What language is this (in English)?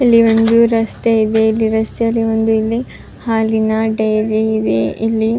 Kannada